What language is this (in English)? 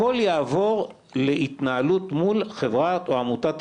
Hebrew